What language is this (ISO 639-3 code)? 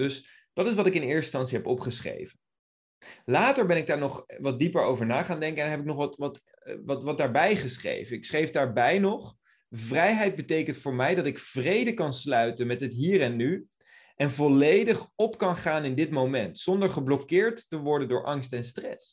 nld